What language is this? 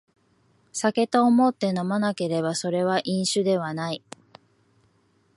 Japanese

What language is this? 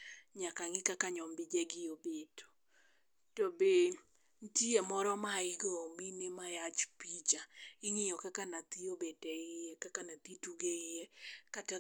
Luo (Kenya and Tanzania)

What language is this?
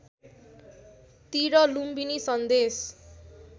Nepali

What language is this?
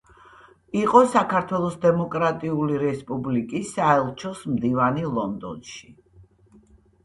Georgian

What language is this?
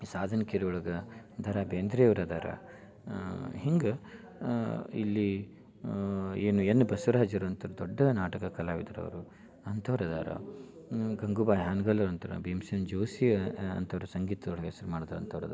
Kannada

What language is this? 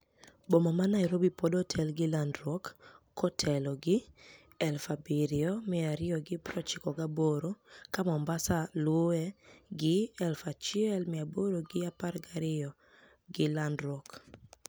Luo (Kenya and Tanzania)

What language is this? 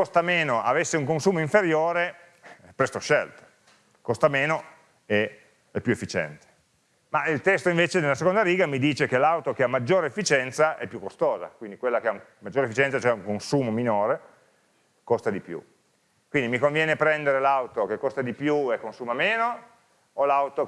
Italian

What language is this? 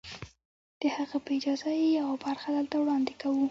Pashto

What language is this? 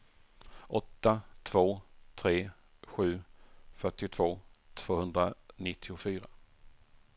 Swedish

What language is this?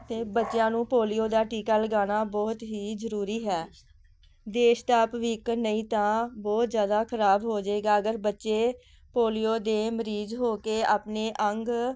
Punjabi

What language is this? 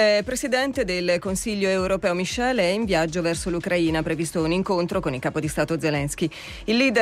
Italian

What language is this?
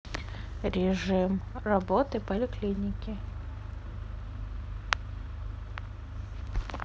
Russian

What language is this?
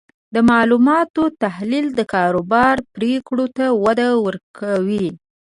Pashto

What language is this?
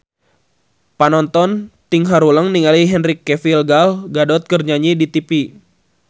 Sundanese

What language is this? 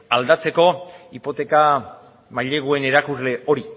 Basque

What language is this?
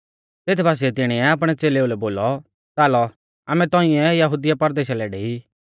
Mahasu Pahari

